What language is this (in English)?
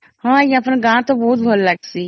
Odia